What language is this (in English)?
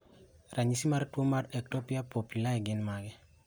Luo (Kenya and Tanzania)